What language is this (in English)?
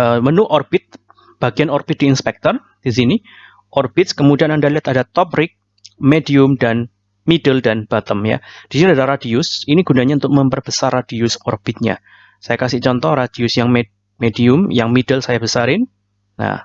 Indonesian